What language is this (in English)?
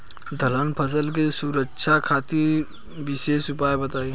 Bhojpuri